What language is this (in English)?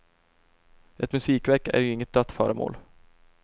Swedish